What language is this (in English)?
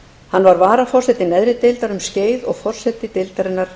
Icelandic